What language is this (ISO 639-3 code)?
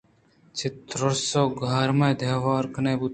bgp